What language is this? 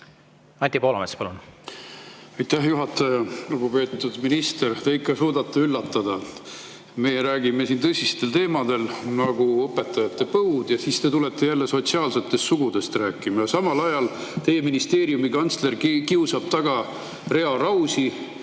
Estonian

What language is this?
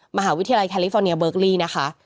Thai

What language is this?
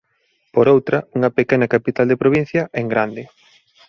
Galician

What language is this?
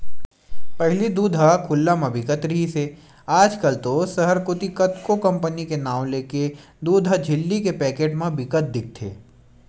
Chhattisgarhi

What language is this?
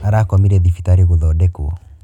Kikuyu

